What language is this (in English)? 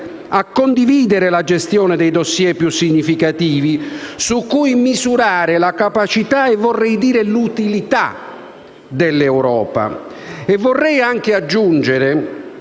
Italian